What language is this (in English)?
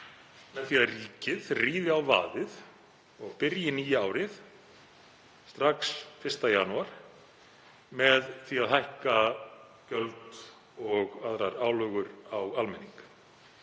Icelandic